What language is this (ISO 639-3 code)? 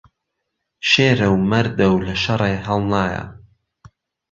ckb